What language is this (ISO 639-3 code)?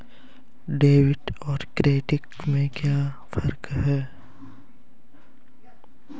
hin